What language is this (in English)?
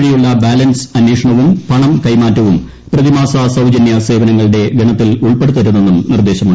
Malayalam